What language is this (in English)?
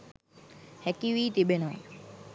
Sinhala